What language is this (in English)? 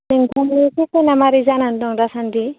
Bodo